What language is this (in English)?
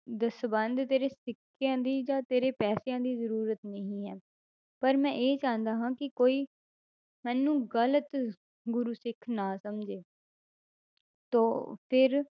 Punjabi